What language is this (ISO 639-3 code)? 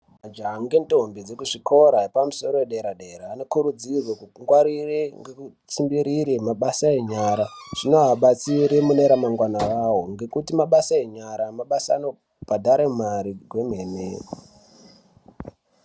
ndc